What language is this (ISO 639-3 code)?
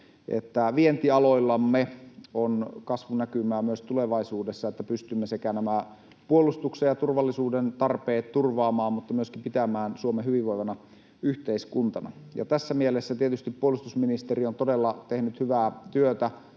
fin